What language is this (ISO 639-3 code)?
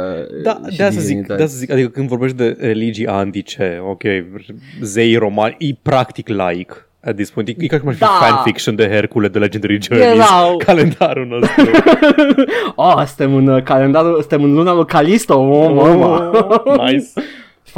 ron